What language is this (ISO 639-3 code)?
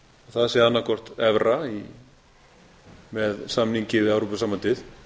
isl